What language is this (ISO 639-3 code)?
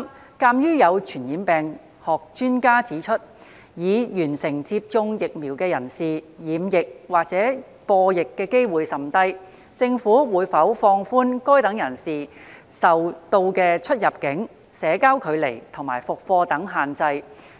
yue